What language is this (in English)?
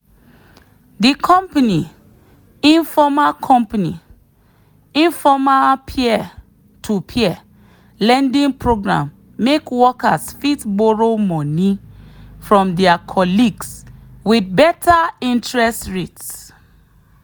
Nigerian Pidgin